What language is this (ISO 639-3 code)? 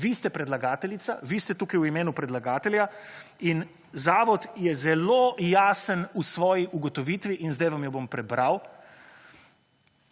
slv